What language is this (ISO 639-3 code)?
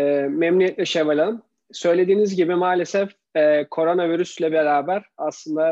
tur